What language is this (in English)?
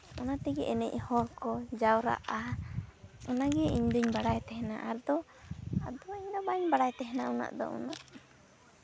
Santali